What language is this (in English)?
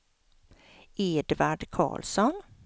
Swedish